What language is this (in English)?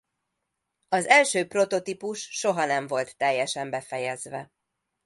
Hungarian